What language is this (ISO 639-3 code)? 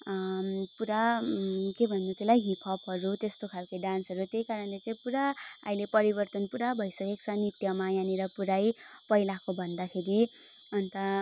nep